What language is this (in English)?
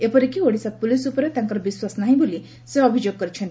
Odia